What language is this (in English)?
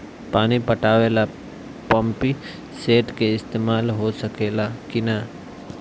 Bhojpuri